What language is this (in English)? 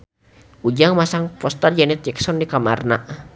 Sundanese